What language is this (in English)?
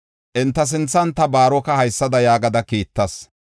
Gofa